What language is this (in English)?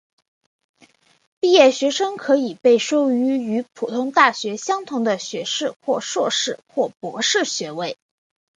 Chinese